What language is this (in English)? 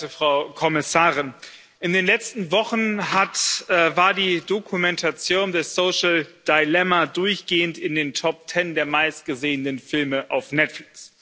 German